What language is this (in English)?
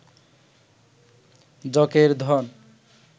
Bangla